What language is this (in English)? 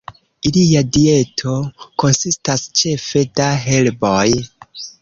Esperanto